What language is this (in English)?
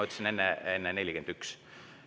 Estonian